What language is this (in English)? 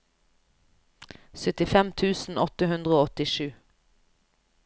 Norwegian